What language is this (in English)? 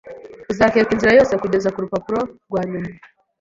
Kinyarwanda